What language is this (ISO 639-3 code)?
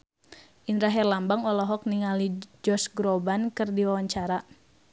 sun